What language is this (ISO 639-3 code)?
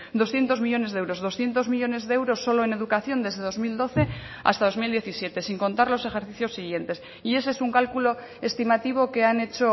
spa